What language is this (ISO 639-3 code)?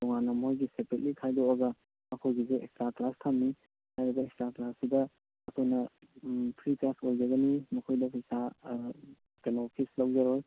mni